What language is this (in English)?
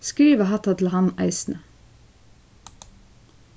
Faroese